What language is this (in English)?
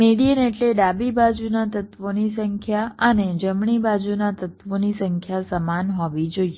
Gujarati